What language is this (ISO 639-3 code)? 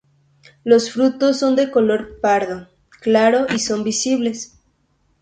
spa